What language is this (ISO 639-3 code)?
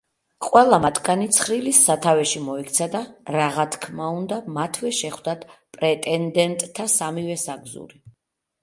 kat